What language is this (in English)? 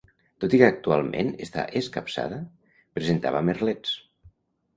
Catalan